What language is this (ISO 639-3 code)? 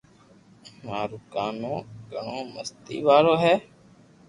lrk